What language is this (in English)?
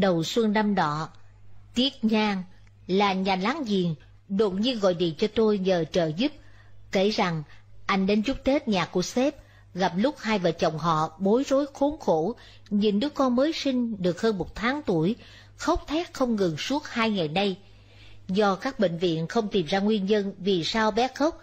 Vietnamese